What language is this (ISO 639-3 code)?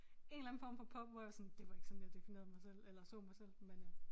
dan